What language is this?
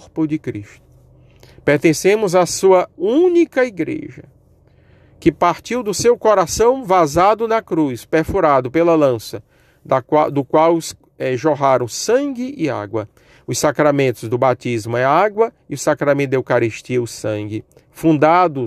Portuguese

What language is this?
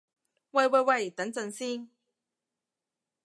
Cantonese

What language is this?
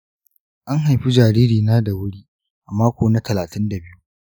Hausa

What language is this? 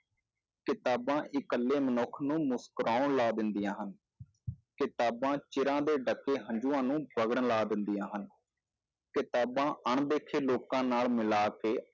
Punjabi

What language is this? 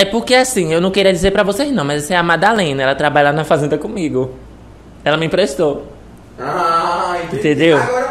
Portuguese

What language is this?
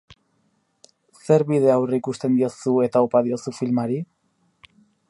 Basque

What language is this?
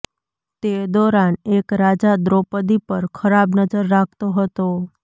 Gujarati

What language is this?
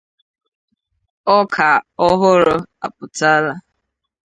Igbo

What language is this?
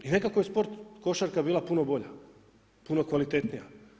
Croatian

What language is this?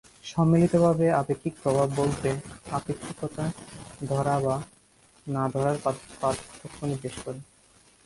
Bangla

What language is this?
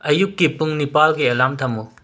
Manipuri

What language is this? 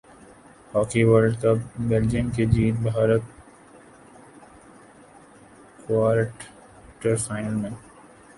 Urdu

